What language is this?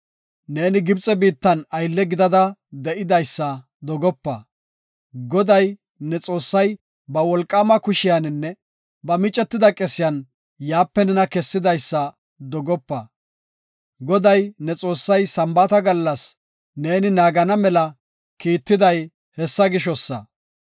Gofa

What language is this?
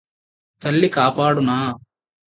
Telugu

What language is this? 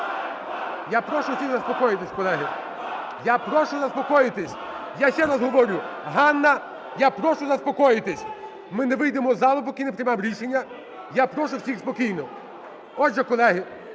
Ukrainian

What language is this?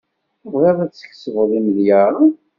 Kabyle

